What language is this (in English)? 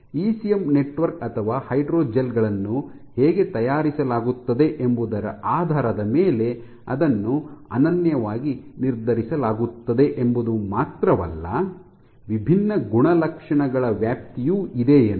Kannada